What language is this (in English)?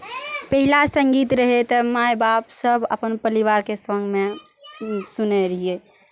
Maithili